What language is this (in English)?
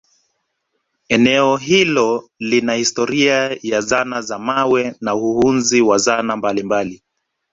Swahili